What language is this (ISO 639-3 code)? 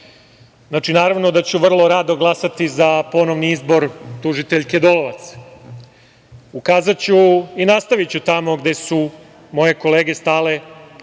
srp